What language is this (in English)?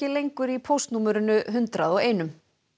Icelandic